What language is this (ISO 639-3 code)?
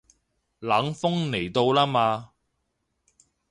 yue